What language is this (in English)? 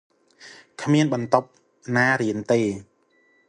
Khmer